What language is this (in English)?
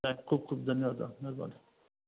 Sindhi